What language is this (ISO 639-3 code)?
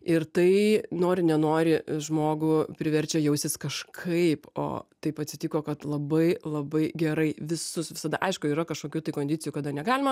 lit